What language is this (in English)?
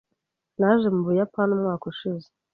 Kinyarwanda